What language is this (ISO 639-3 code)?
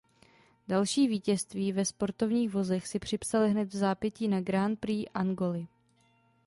ces